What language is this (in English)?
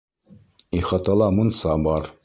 Bashkir